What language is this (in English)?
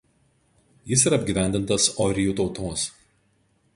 Lithuanian